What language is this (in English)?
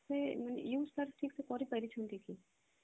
Odia